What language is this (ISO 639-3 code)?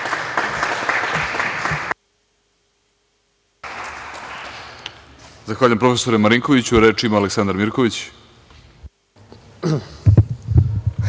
srp